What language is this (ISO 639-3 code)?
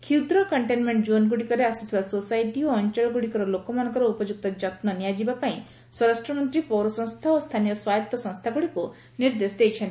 ori